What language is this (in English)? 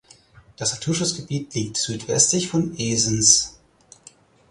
German